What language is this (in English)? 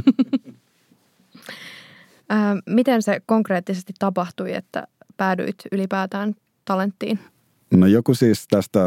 Finnish